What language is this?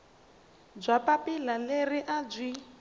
Tsonga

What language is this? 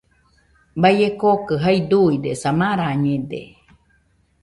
Nüpode Huitoto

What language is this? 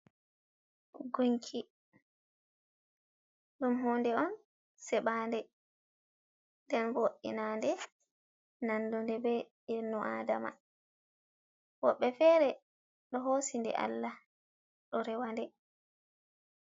Fula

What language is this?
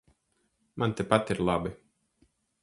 Latvian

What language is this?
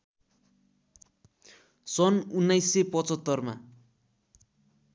Nepali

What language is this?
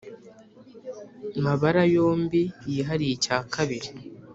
Kinyarwanda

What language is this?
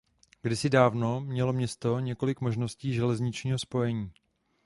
Czech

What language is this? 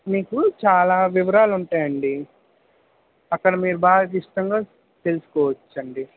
Telugu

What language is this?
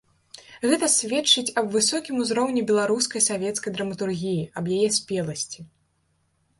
Belarusian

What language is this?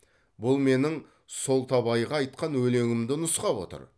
Kazakh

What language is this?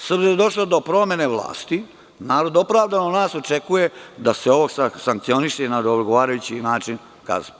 Serbian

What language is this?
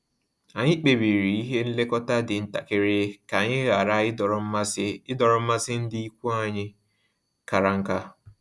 Igbo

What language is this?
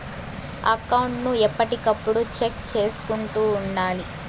Telugu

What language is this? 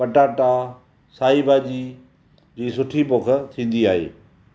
Sindhi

